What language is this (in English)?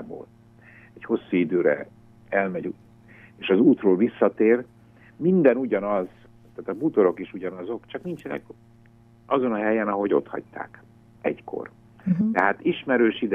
Hungarian